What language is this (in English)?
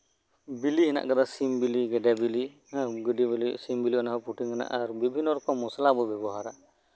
Santali